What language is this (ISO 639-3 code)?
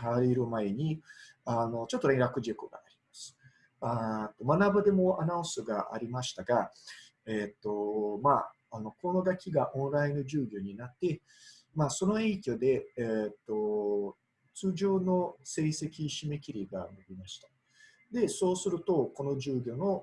jpn